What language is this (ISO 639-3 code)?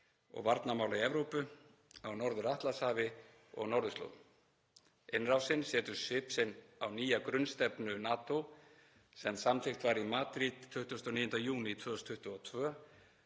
isl